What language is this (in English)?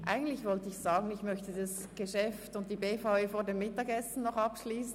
Swiss German